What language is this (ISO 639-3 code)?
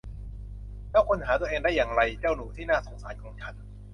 tha